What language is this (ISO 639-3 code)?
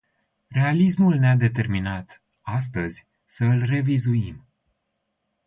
ron